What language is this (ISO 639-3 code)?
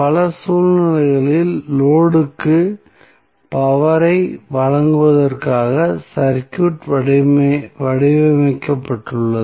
tam